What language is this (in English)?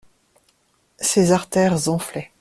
French